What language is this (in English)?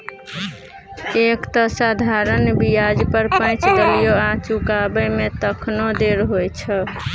Maithili